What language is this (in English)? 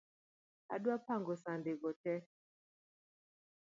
Luo (Kenya and Tanzania)